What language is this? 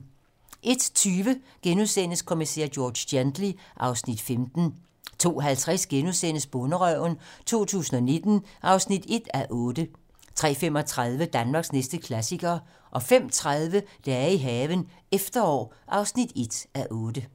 Danish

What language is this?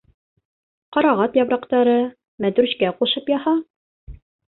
Bashkir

